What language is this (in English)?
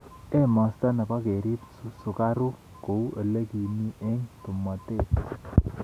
Kalenjin